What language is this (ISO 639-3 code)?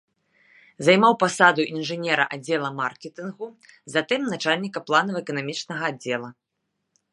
bel